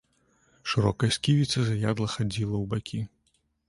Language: Belarusian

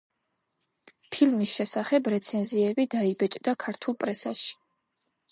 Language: Georgian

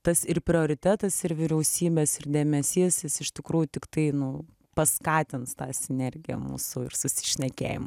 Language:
Lithuanian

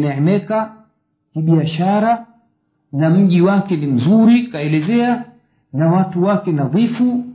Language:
Swahili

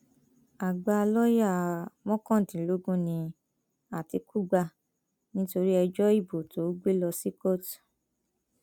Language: Yoruba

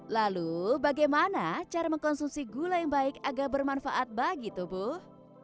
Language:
Indonesian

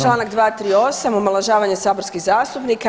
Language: Croatian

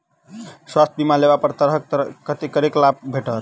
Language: Maithili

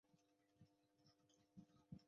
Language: Chinese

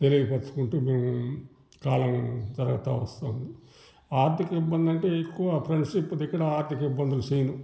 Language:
Telugu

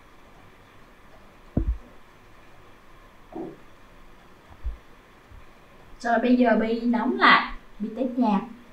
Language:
Vietnamese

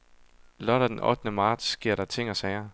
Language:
Danish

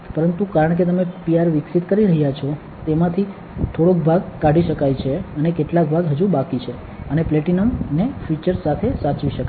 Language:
Gujarati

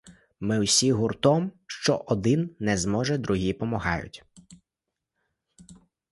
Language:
Ukrainian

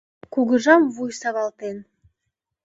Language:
Mari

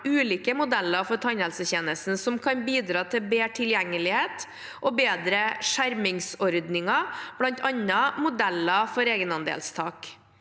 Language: Norwegian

